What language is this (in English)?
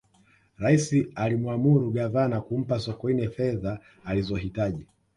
Swahili